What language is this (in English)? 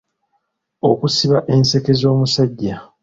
Ganda